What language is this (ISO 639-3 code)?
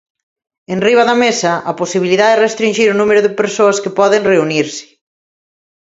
glg